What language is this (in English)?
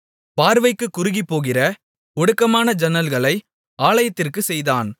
Tamil